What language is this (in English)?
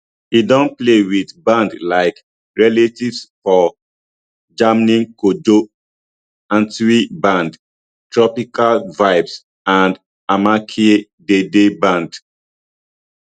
Nigerian Pidgin